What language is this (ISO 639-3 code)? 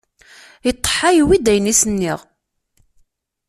kab